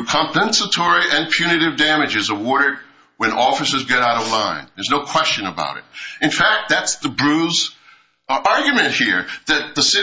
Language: English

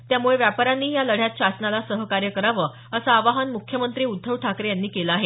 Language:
Marathi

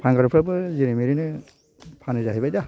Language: Bodo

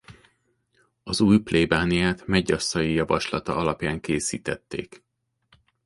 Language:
Hungarian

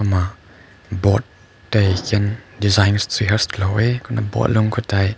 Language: Rongmei Naga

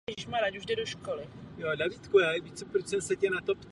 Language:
Czech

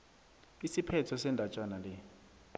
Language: South Ndebele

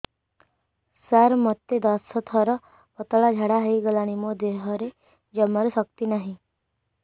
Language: Odia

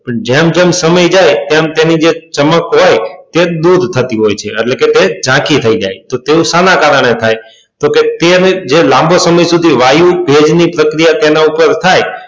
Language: Gujarati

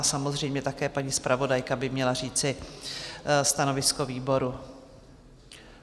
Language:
Czech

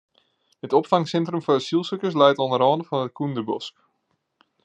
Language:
Western Frisian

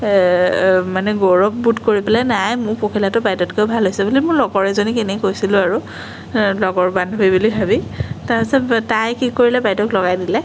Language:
Assamese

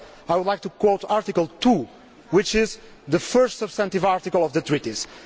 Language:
English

